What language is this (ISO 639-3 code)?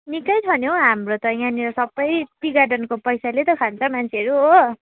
nep